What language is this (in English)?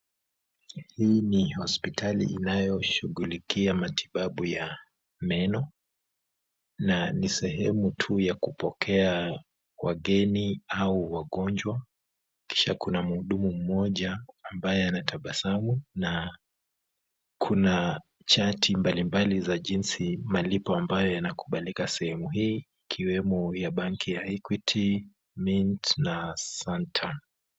Swahili